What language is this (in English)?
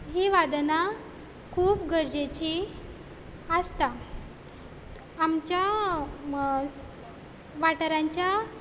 Konkani